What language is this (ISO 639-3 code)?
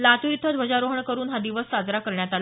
mar